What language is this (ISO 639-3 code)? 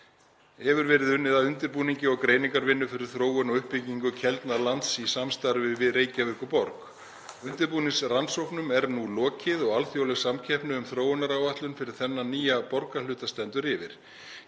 isl